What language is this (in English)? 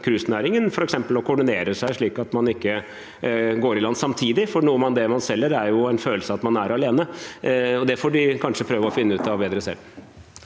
Norwegian